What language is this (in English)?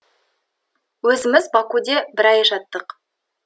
Kazakh